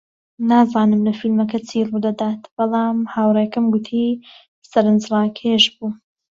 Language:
Central Kurdish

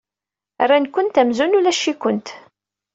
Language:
Kabyle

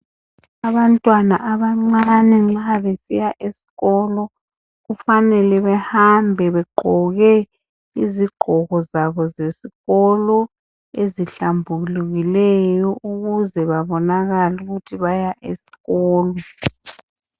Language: North Ndebele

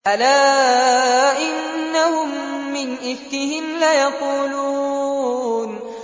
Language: Arabic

